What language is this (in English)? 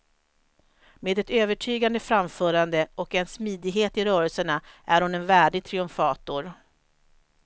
Swedish